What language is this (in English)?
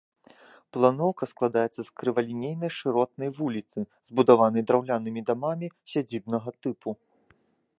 Belarusian